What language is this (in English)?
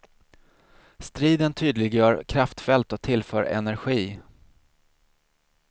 Swedish